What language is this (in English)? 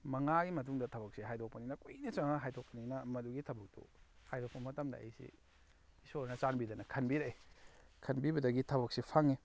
Manipuri